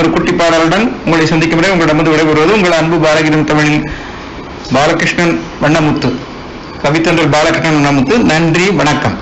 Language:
Tamil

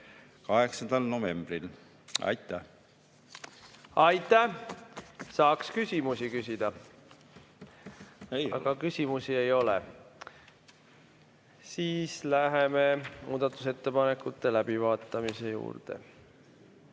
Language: Estonian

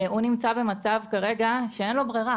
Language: Hebrew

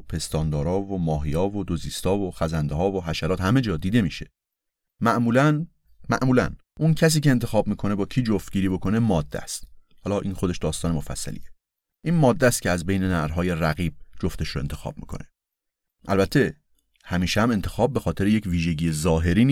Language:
Persian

